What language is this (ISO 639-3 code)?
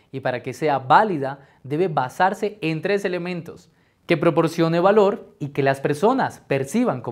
spa